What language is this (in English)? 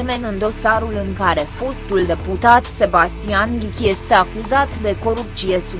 Romanian